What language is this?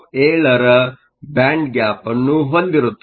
Kannada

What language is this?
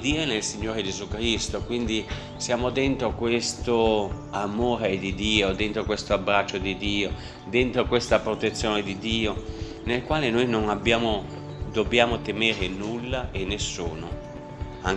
Italian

